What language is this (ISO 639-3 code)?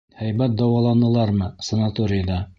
bak